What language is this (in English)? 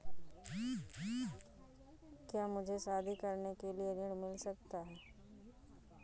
Hindi